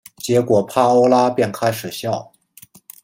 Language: Chinese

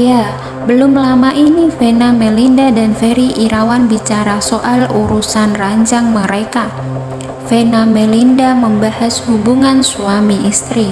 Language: Indonesian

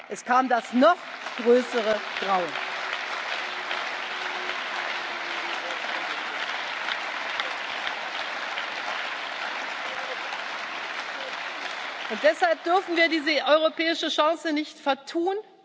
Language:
German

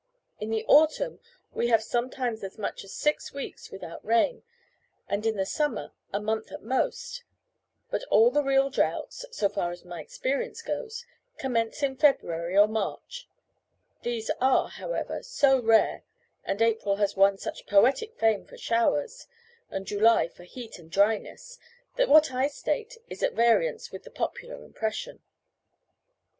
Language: English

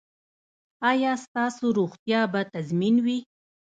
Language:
Pashto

